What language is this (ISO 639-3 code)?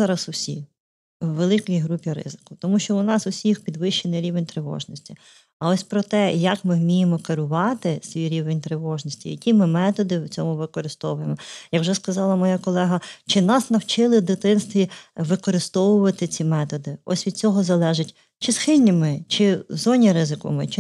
ukr